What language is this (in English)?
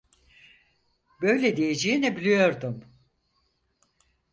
Turkish